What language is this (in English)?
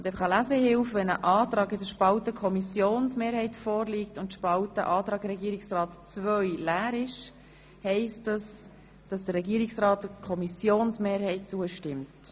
Swiss German